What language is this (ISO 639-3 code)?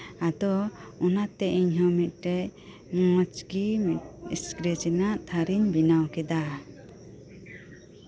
sat